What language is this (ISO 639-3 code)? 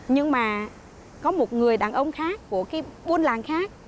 vie